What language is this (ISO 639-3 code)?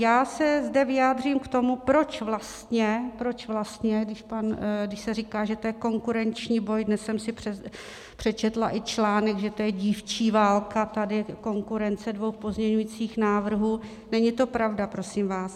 ces